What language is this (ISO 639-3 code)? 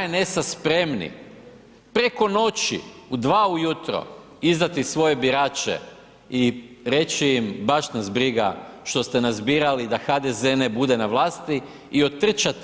hrv